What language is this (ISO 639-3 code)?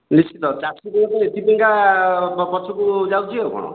ori